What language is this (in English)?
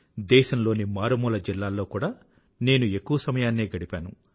Telugu